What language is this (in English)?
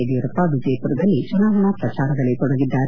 Kannada